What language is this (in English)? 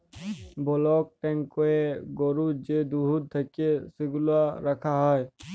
Bangla